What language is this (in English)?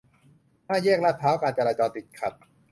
Thai